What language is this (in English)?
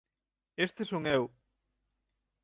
Galician